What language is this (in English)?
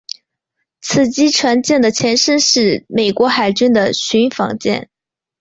Chinese